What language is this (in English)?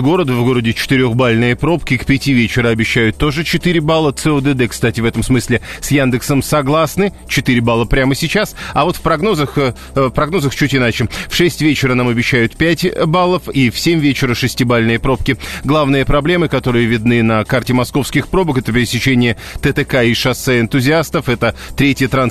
Russian